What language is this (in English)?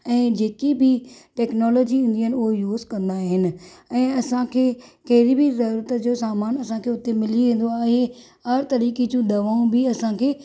Sindhi